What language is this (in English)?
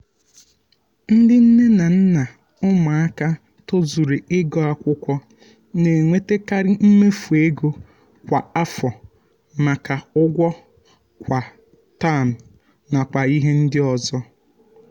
Igbo